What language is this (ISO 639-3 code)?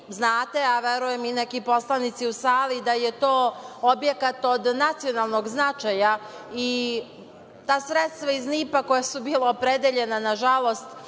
srp